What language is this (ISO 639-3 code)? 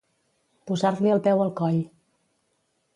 cat